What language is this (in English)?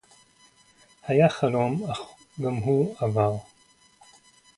Hebrew